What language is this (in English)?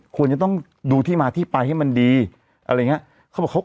Thai